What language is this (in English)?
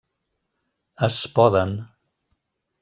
Catalan